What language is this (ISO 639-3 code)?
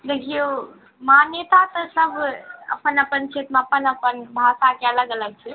mai